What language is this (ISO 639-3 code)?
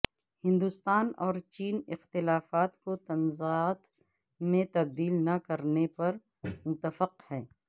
urd